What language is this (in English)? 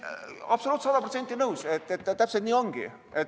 Estonian